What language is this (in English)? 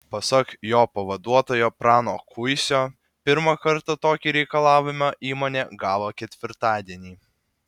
Lithuanian